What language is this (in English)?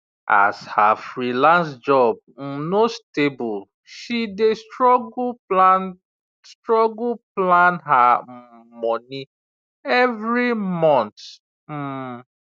Nigerian Pidgin